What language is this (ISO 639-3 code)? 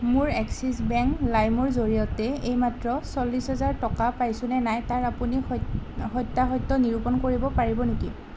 asm